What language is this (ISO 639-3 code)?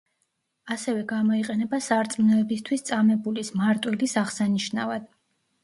kat